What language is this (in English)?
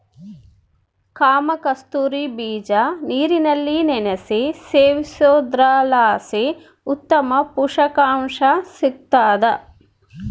Kannada